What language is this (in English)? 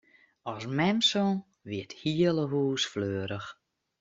Western Frisian